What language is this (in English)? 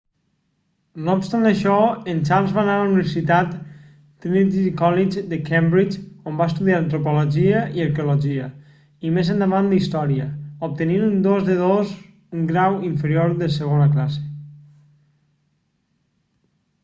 Catalan